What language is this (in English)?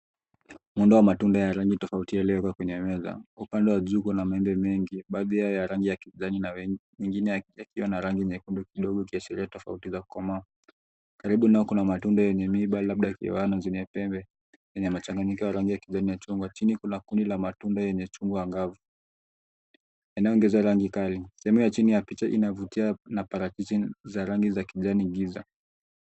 Swahili